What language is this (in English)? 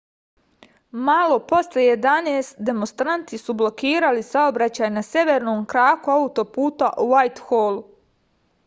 Serbian